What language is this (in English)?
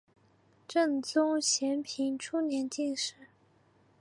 Chinese